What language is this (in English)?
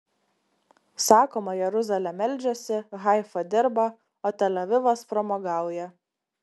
Lithuanian